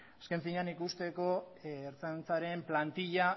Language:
Basque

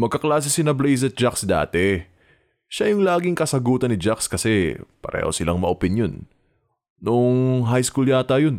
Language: Filipino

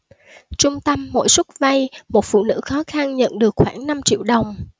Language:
Vietnamese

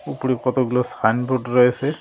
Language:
Bangla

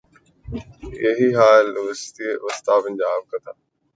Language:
Urdu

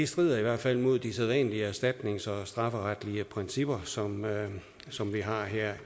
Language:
Danish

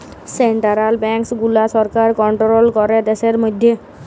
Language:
Bangla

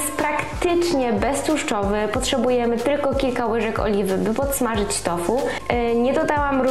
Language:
Polish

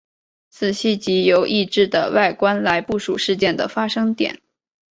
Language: Chinese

